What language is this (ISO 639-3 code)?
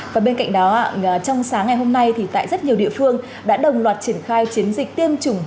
vie